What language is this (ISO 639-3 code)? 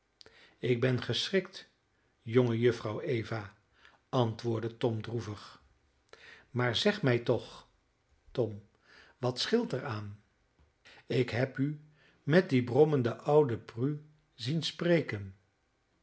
nld